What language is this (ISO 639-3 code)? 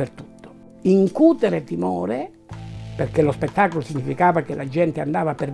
ita